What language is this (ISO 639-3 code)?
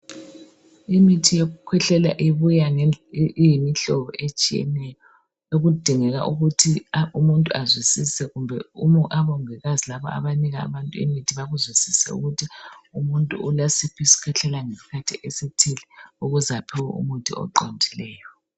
nde